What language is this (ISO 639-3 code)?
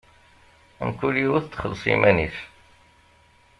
kab